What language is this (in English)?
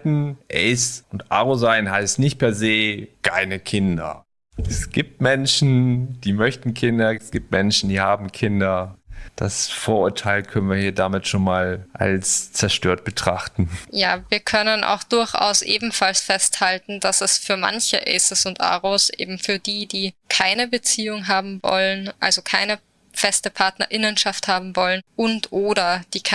German